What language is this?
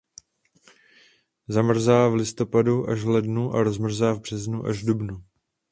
Czech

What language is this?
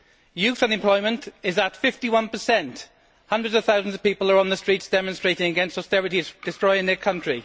English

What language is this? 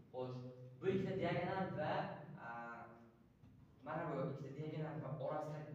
Arabic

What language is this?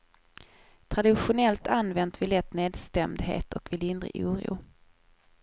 Swedish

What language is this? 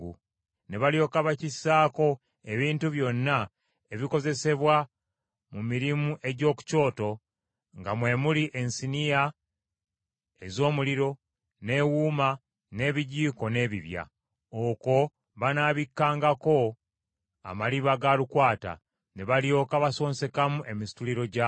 Ganda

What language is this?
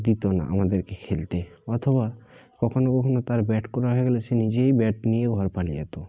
Bangla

